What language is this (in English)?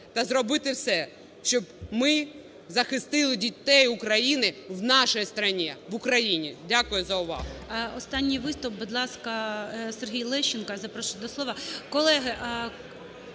Ukrainian